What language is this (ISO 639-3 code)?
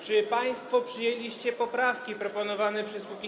pol